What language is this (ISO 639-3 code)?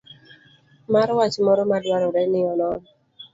luo